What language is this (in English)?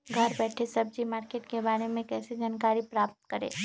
Magahi